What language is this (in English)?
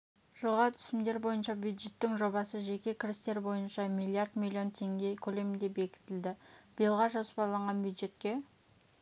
Kazakh